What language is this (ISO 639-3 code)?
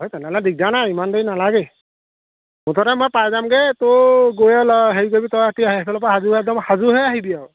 asm